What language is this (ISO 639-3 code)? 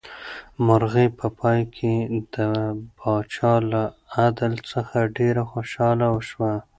pus